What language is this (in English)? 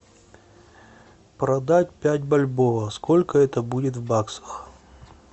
Russian